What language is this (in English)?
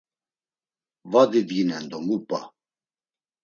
Laz